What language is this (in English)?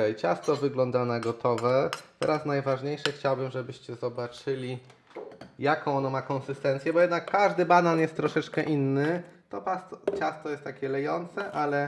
Polish